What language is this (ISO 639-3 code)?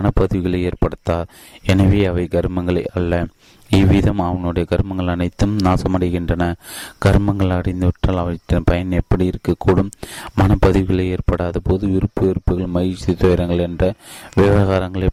tam